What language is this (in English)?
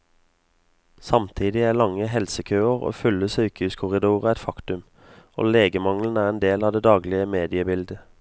Norwegian